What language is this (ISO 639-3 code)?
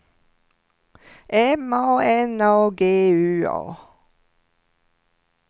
swe